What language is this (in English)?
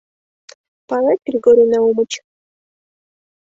Mari